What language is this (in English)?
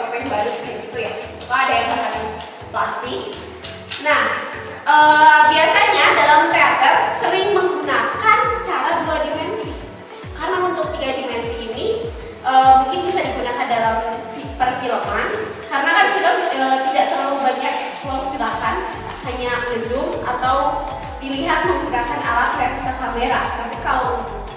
Indonesian